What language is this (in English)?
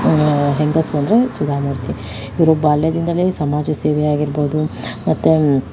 Kannada